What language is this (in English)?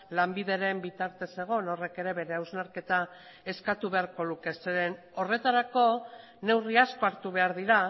Basque